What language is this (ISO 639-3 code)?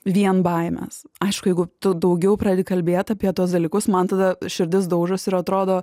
lit